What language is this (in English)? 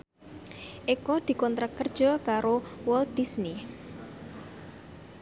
Javanese